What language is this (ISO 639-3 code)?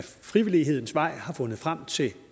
dan